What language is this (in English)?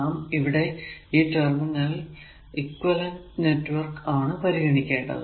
Malayalam